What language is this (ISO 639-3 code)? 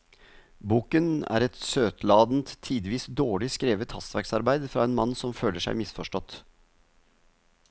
nor